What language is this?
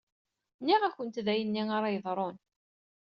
Kabyle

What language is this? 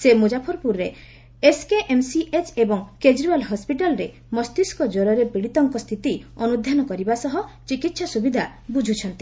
Odia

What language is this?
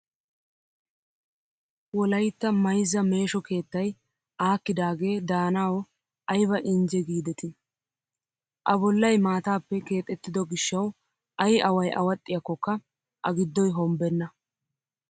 Wolaytta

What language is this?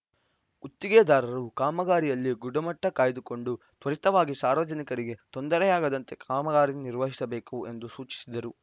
Kannada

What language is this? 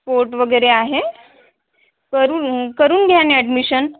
Marathi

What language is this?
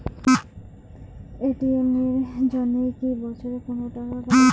Bangla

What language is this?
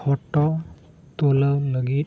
Santali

